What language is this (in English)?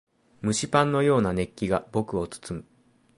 Japanese